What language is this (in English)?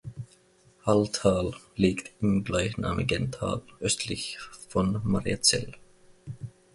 German